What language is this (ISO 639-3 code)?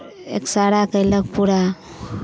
mai